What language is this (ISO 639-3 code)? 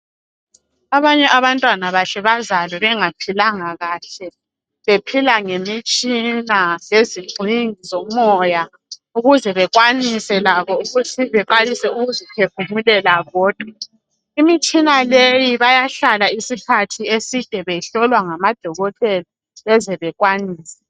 nde